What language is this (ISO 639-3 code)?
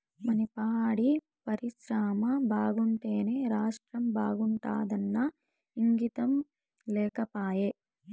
tel